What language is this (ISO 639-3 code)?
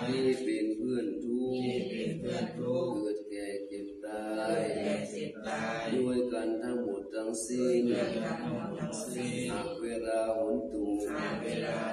tha